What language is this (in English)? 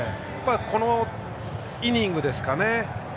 Japanese